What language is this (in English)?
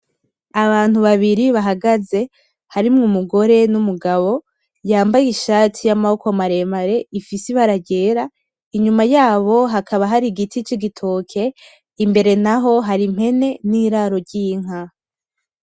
Rundi